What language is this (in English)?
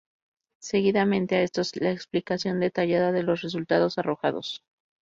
Spanish